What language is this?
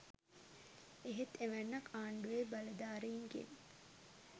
Sinhala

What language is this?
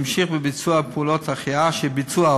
Hebrew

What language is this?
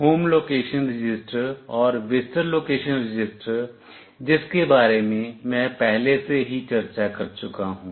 Hindi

